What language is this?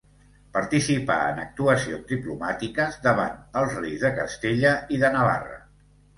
Catalan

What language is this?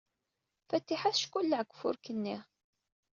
Kabyle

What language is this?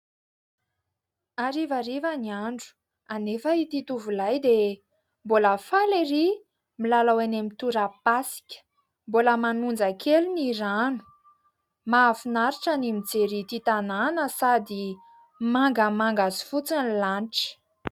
Malagasy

